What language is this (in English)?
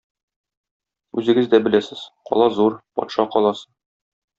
Tatar